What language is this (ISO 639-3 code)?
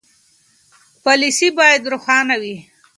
pus